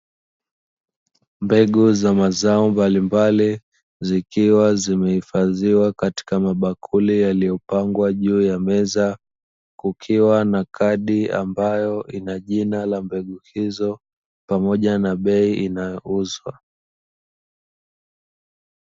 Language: Swahili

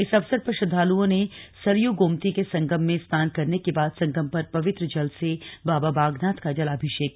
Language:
Hindi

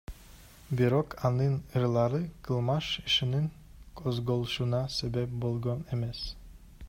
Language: Kyrgyz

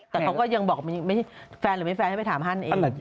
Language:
Thai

